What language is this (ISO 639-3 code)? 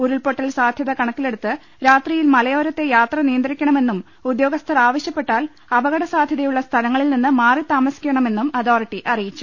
mal